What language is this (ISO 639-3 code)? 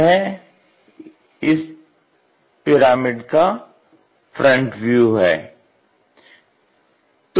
hin